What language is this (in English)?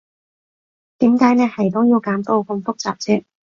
Cantonese